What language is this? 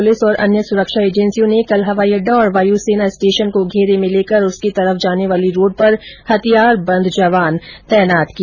Hindi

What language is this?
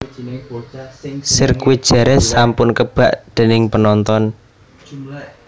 Javanese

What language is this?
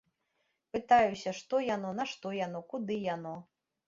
Belarusian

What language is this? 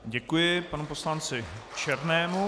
Czech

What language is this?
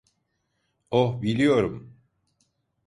Turkish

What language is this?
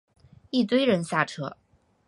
Chinese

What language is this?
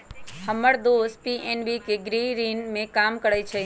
Magahi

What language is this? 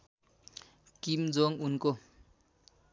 Nepali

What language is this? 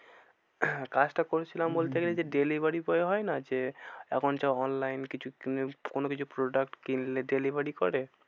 Bangla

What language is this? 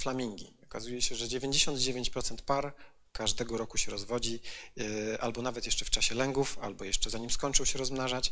Polish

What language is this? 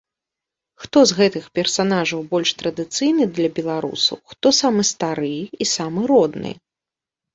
Belarusian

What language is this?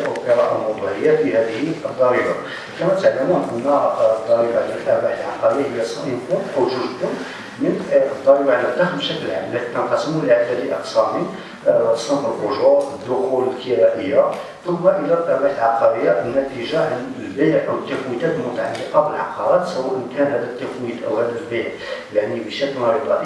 Arabic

